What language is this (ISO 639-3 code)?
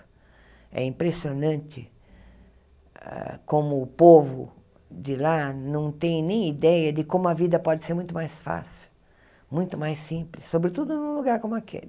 por